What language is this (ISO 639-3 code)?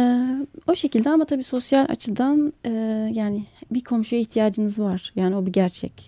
tur